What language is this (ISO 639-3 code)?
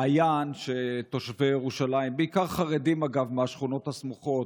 heb